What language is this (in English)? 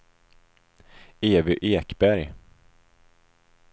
Swedish